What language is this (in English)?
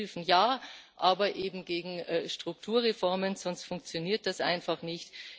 German